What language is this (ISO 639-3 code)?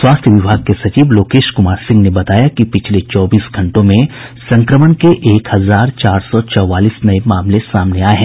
hin